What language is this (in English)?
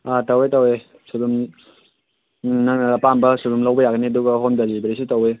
Manipuri